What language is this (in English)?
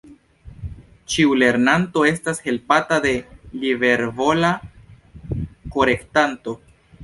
Esperanto